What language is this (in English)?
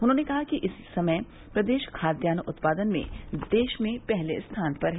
Hindi